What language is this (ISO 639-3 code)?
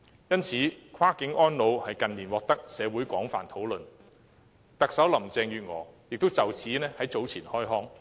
yue